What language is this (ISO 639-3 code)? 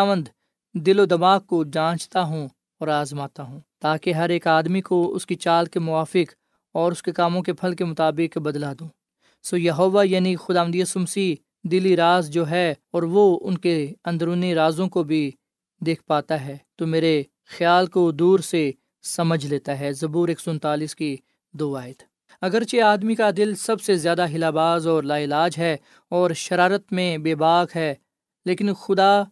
urd